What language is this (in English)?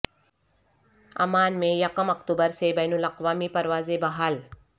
Urdu